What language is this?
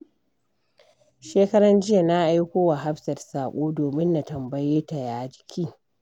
Hausa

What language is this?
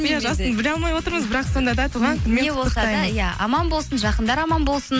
Kazakh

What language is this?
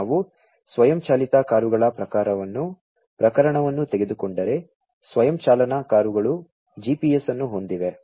Kannada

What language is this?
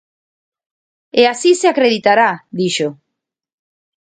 Galician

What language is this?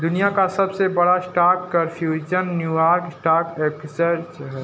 Hindi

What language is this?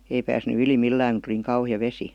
Finnish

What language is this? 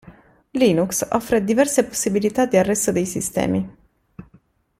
Italian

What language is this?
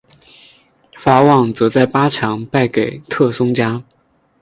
Chinese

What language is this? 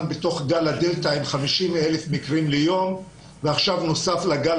Hebrew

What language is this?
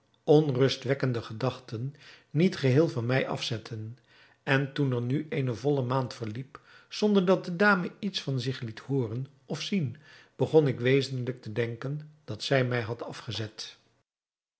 Dutch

